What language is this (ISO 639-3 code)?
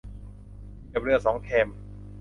tha